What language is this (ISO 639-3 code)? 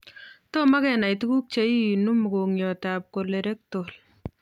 kln